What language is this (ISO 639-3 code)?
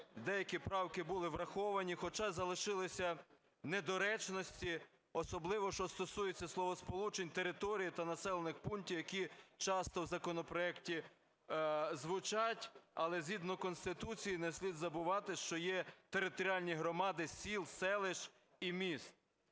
ukr